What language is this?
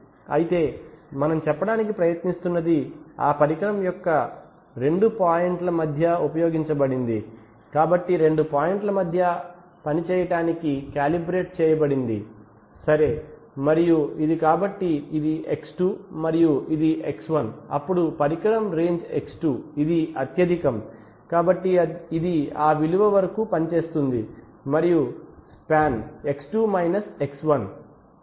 Telugu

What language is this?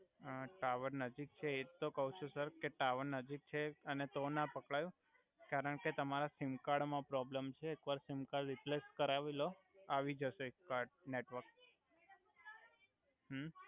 Gujarati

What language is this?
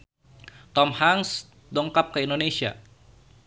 Sundanese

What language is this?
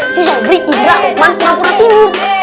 Indonesian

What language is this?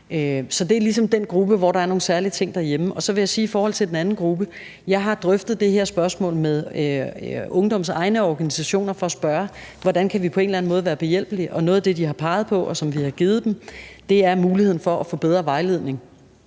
Danish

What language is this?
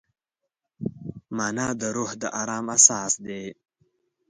Pashto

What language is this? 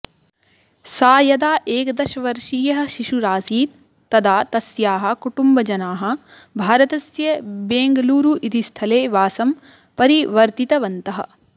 Sanskrit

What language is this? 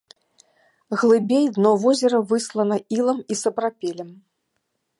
Belarusian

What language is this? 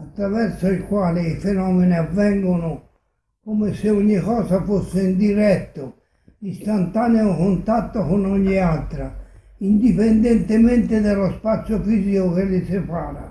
Italian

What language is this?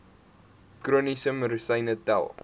Afrikaans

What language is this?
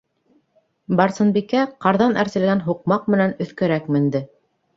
Bashkir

